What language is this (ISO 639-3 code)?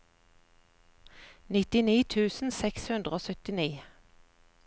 nor